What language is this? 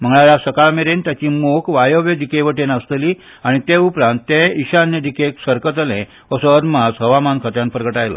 Konkani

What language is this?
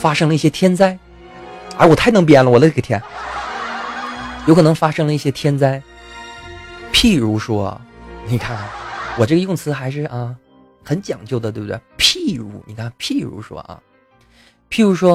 Chinese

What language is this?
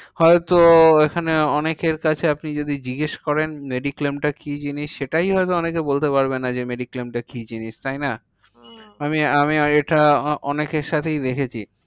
Bangla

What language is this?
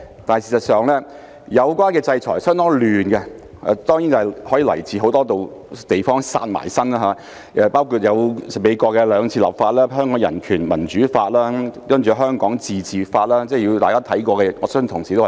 Cantonese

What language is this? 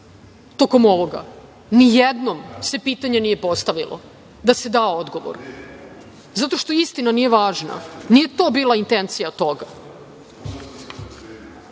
Serbian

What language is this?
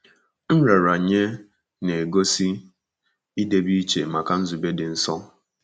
Igbo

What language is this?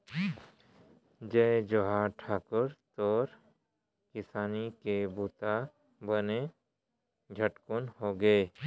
Chhattisgarhi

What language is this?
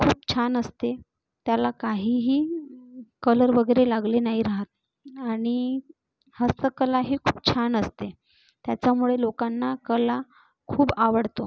Marathi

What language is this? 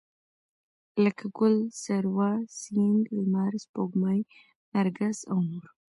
Pashto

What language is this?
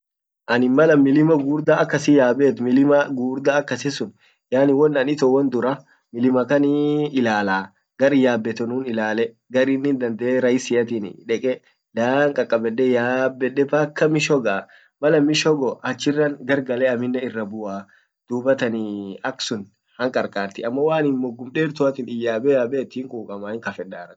Orma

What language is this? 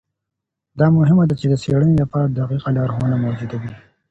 Pashto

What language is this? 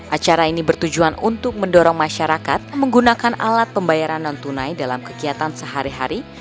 Indonesian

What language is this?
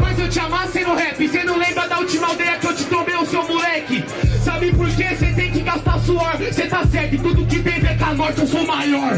Portuguese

